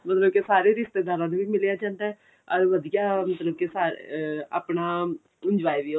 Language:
Punjabi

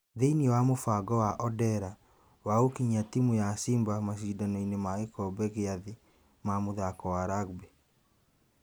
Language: Kikuyu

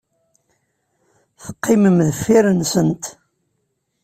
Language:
Kabyle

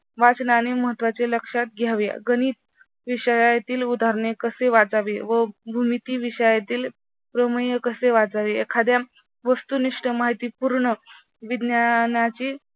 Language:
Marathi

